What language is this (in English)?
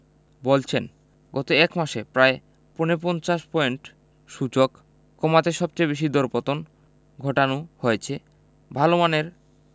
Bangla